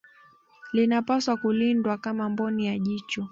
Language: Swahili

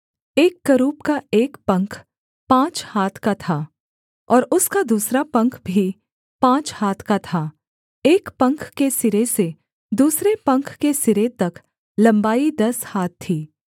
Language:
Hindi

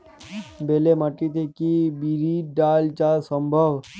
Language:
Bangla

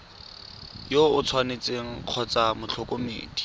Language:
Tswana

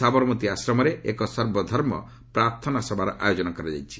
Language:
Odia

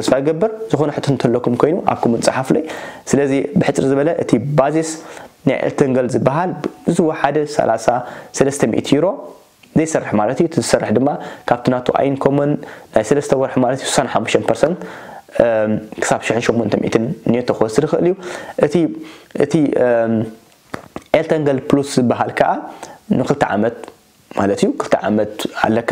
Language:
Arabic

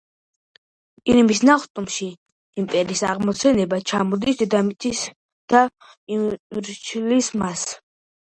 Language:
Georgian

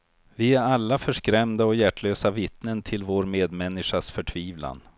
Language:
Swedish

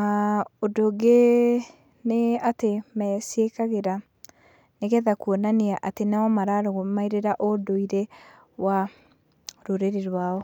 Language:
Kikuyu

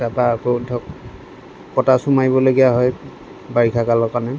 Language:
Assamese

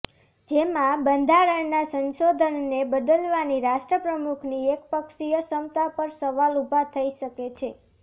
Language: Gujarati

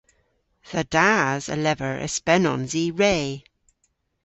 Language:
Cornish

